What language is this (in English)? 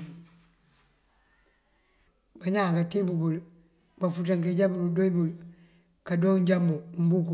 Mandjak